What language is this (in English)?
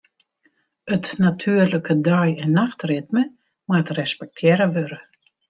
Western Frisian